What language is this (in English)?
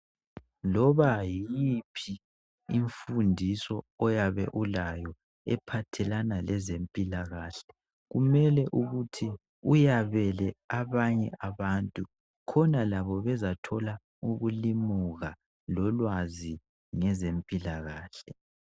North Ndebele